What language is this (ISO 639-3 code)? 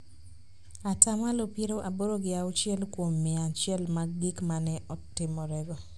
luo